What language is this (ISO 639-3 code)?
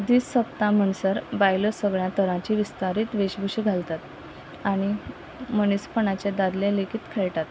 kok